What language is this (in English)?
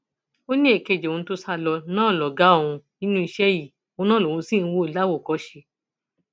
Yoruba